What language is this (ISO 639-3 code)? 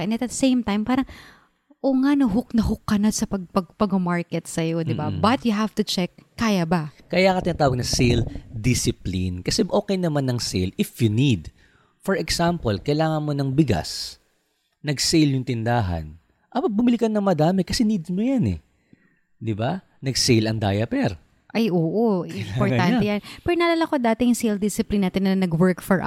fil